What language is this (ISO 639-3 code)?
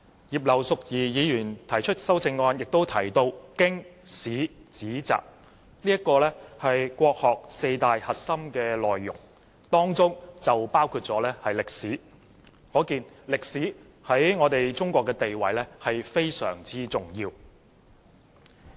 yue